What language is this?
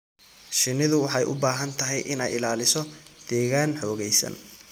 Somali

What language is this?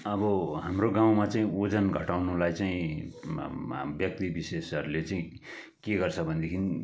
Nepali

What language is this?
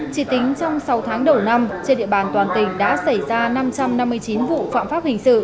Vietnamese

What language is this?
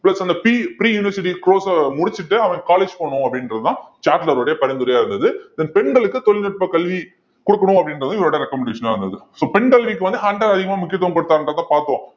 Tamil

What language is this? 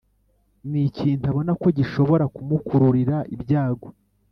Kinyarwanda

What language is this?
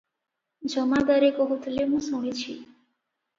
Odia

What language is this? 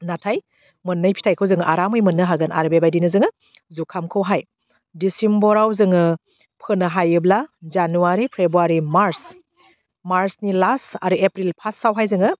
Bodo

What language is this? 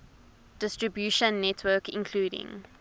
English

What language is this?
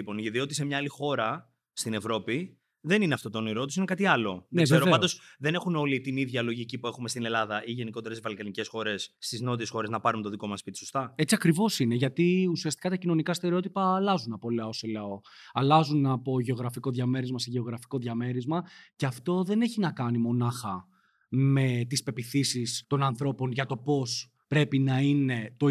Greek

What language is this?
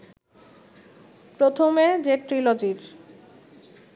Bangla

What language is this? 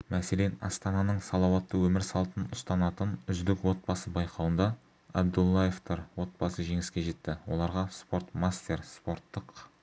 Kazakh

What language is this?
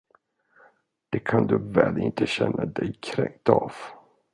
Swedish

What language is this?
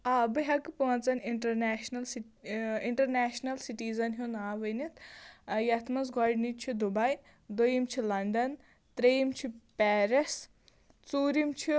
Kashmiri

